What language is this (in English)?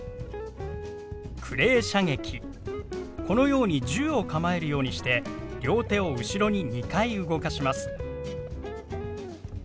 Japanese